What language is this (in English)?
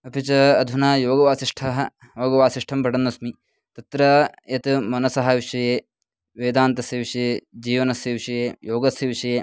Sanskrit